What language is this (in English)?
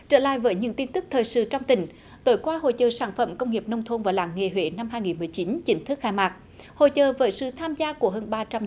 Vietnamese